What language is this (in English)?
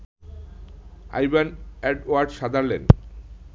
Bangla